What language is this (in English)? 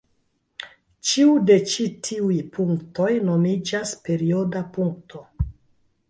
Esperanto